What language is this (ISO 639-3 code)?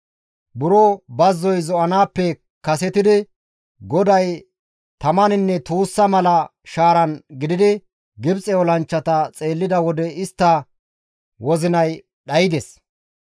gmv